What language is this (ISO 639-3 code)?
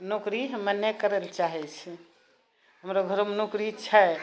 mai